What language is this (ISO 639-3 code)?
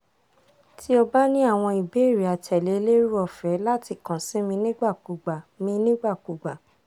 yor